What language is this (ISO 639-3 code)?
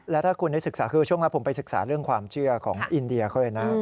tha